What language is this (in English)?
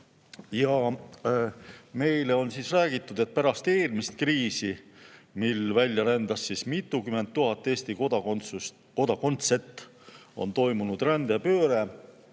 Estonian